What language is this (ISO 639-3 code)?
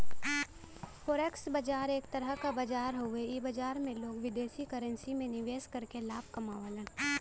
bho